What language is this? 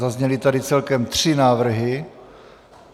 Czech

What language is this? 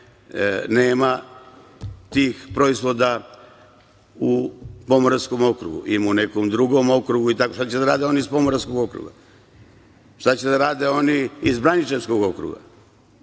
Serbian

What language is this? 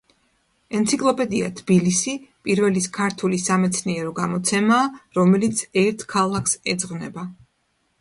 Georgian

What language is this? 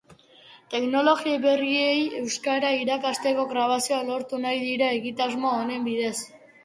Basque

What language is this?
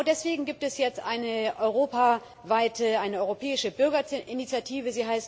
German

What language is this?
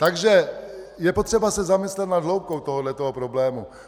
Czech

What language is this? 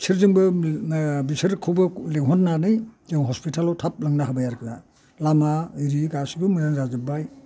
Bodo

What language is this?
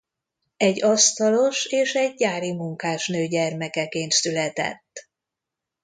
Hungarian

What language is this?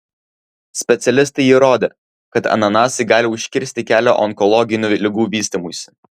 Lithuanian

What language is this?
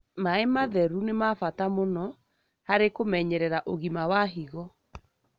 Kikuyu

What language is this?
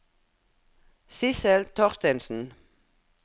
Norwegian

